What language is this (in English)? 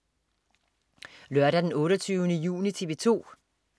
Danish